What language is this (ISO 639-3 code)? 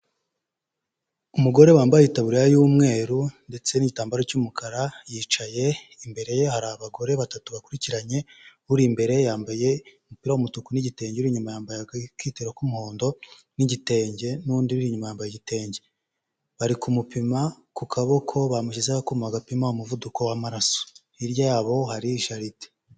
kin